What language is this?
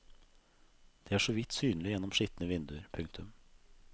Norwegian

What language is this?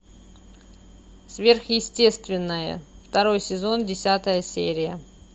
Russian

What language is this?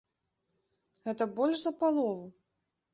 Belarusian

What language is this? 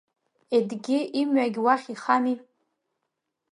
Abkhazian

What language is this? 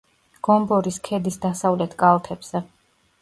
Georgian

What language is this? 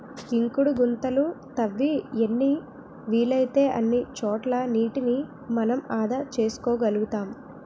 Telugu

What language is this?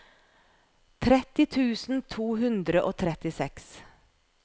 Norwegian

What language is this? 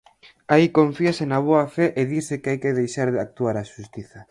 Galician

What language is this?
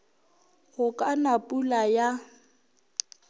Northern Sotho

